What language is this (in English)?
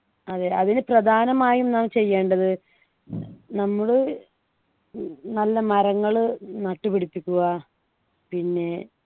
Malayalam